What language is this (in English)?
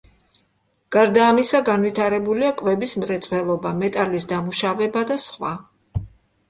Georgian